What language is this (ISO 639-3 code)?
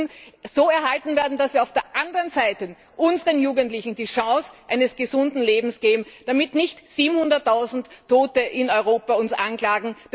deu